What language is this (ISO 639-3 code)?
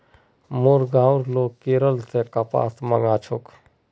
mag